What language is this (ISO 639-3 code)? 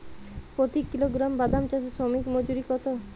ben